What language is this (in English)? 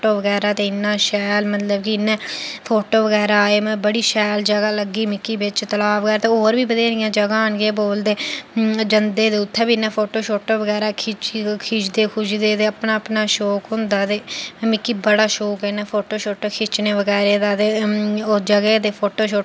Dogri